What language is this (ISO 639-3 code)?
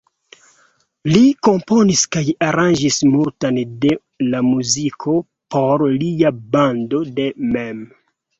epo